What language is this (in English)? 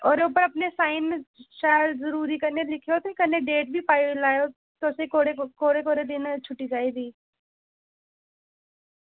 Dogri